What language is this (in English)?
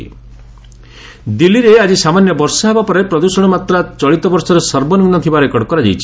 Odia